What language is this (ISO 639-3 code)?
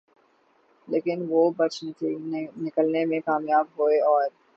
urd